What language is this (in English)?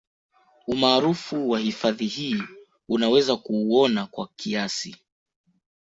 Swahili